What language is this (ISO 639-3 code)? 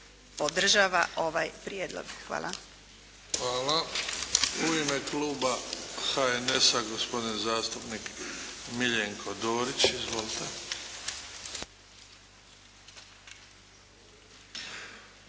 hrv